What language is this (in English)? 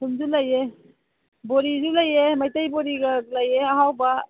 Manipuri